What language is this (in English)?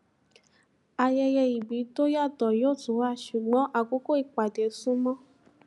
Yoruba